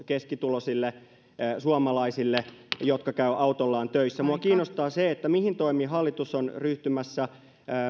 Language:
Finnish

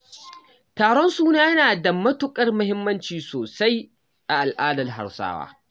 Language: Hausa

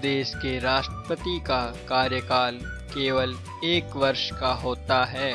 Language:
Hindi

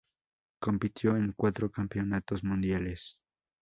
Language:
Spanish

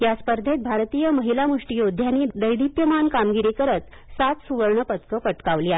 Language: Marathi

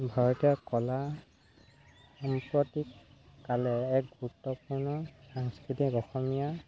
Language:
Assamese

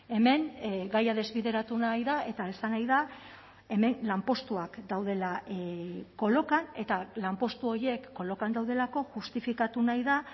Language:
Basque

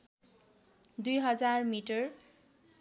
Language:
Nepali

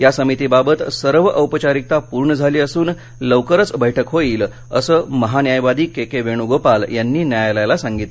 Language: Marathi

